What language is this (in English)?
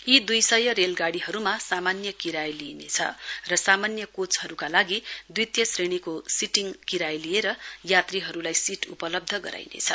Nepali